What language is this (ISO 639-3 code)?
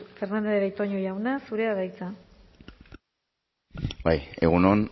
eus